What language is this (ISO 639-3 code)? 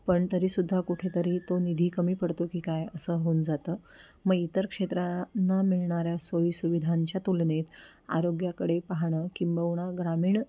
mar